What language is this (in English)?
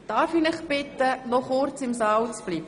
Swiss German